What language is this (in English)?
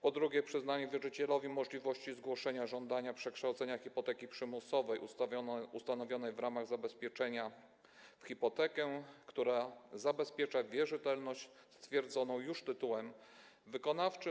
Polish